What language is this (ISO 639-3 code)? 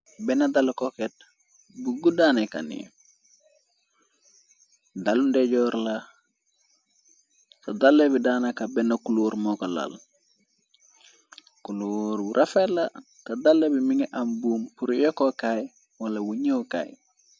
wol